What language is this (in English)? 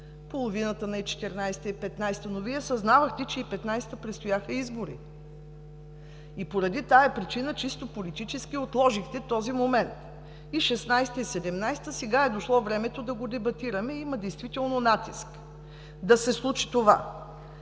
Bulgarian